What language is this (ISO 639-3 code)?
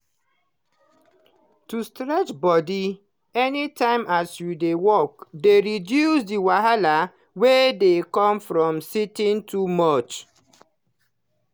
pcm